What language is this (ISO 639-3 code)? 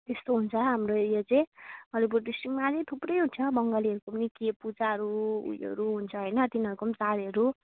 nep